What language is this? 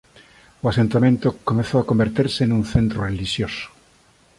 Galician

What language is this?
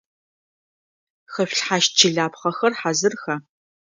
Adyghe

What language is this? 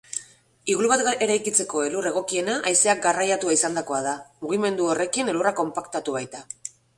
Basque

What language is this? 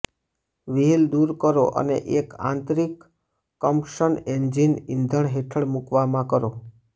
Gujarati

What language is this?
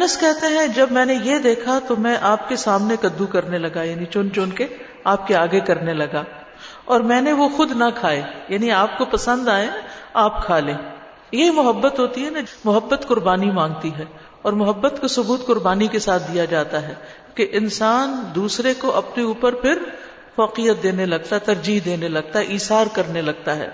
Urdu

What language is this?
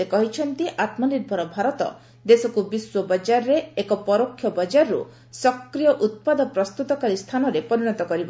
Odia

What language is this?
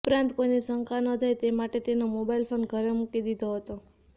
Gujarati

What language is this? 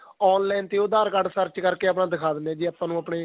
Punjabi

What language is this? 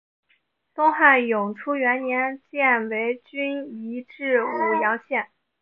Chinese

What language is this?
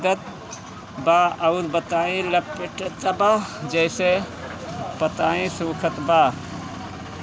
Bhojpuri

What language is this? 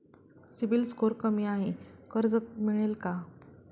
Marathi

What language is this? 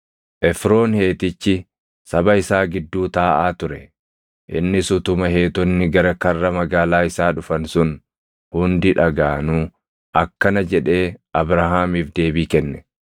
Oromo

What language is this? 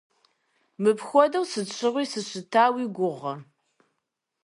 Kabardian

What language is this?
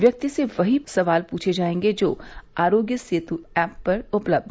Hindi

